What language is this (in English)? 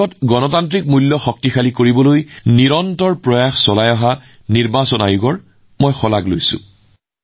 Assamese